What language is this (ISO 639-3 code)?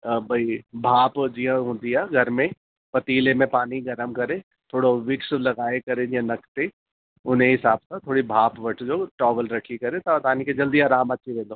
snd